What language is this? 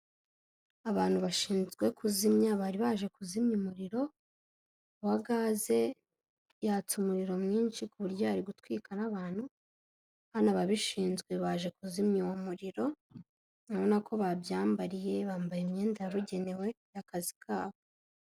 Kinyarwanda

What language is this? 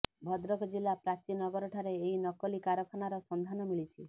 Odia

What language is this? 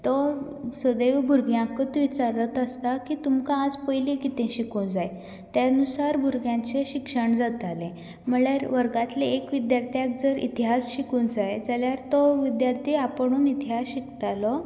Konkani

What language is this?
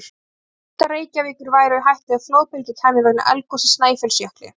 Icelandic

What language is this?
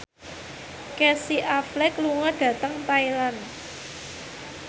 Javanese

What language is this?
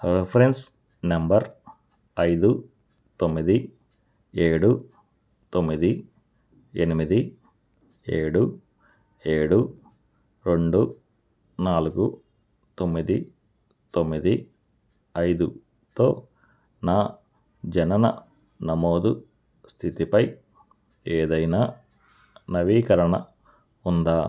Telugu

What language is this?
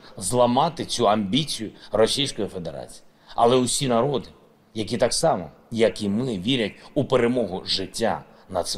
Ukrainian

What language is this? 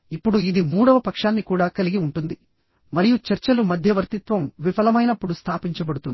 Telugu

